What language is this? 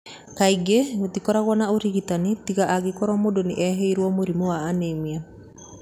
Kikuyu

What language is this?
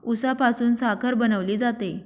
Marathi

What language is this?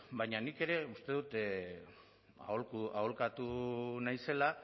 Basque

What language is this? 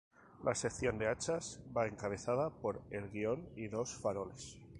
Spanish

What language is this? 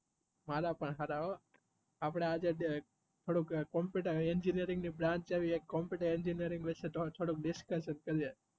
Gujarati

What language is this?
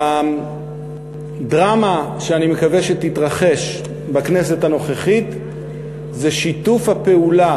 Hebrew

